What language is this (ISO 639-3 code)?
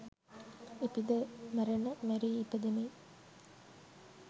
sin